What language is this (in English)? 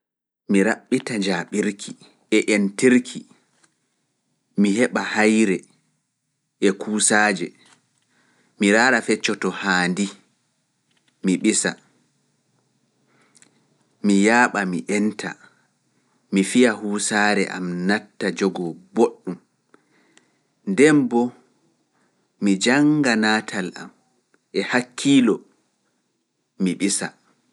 Fula